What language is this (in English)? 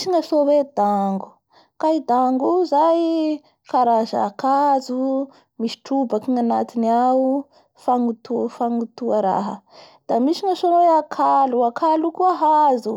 Bara Malagasy